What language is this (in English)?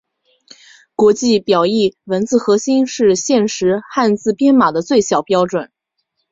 Chinese